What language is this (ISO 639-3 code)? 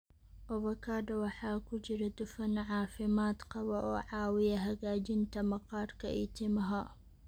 som